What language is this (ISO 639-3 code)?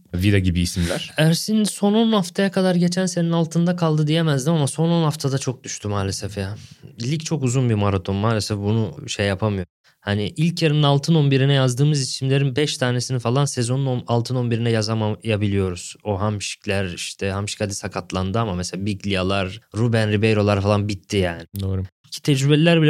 tur